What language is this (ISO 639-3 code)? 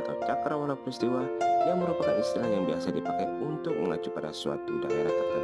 ind